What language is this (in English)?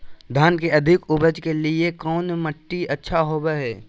Magahi